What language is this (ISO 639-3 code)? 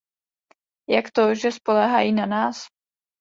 ces